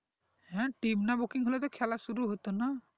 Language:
Bangla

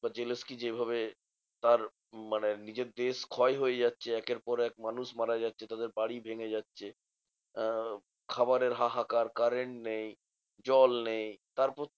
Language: Bangla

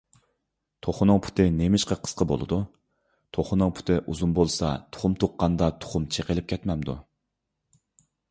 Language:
Uyghur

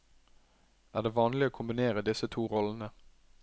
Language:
Norwegian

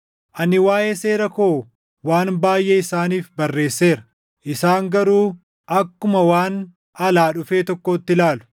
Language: Oromo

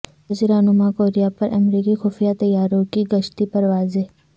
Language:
Urdu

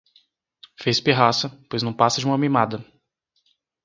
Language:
Portuguese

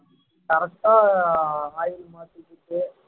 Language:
Tamil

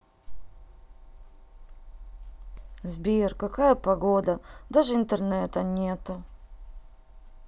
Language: Russian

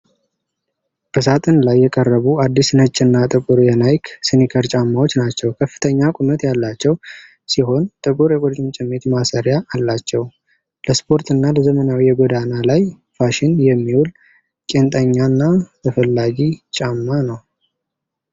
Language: Amharic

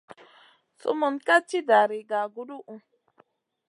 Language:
Masana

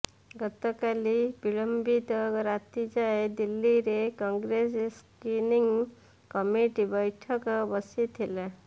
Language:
Odia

